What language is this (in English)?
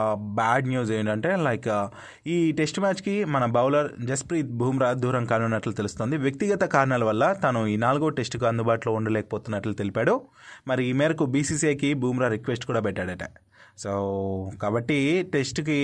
Telugu